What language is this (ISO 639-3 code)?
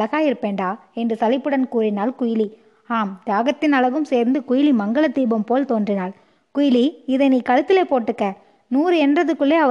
tam